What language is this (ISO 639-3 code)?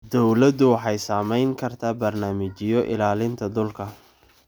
som